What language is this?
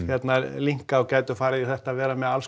Icelandic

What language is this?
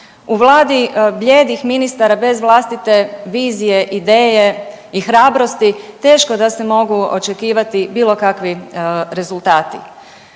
Croatian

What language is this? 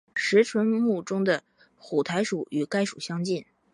Chinese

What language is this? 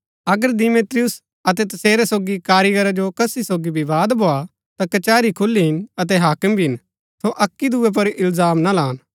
Gaddi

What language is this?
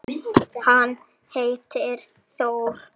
Icelandic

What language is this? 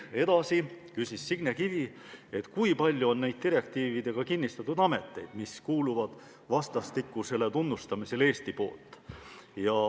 Estonian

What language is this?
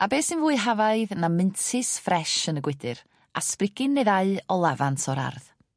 Welsh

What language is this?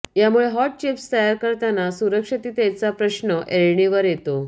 Marathi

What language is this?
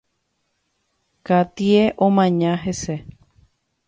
Guarani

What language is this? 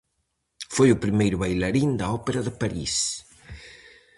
Galician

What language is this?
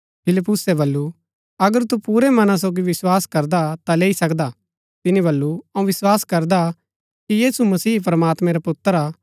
Gaddi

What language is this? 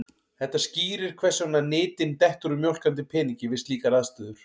Icelandic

